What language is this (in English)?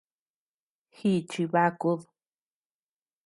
Tepeuxila Cuicatec